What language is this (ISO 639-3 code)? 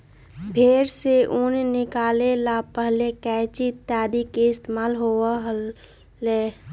mag